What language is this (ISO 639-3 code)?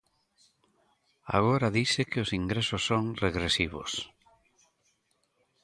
glg